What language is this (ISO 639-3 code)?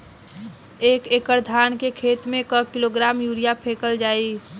bho